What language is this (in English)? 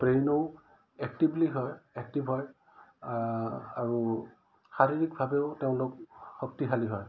Assamese